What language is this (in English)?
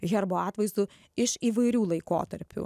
Lithuanian